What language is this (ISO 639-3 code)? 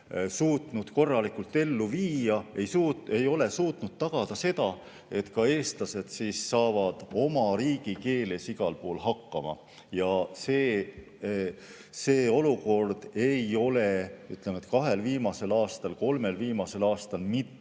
est